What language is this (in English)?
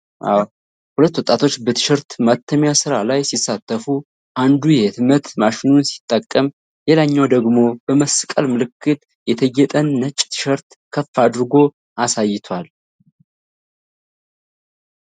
Amharic